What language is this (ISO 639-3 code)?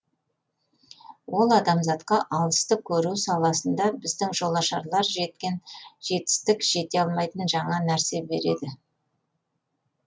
kaz